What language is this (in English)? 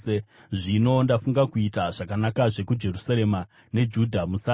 Shona